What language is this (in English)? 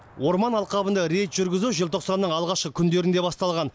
Kazakh